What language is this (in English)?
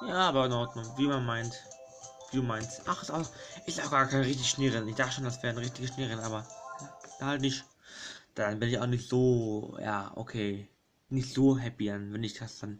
German